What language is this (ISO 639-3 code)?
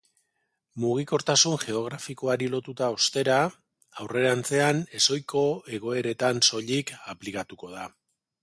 eus